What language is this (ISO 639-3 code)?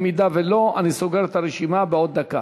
heb